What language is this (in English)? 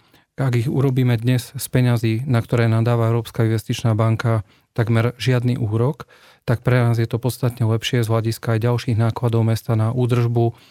Slovak